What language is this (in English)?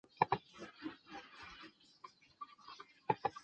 Chinese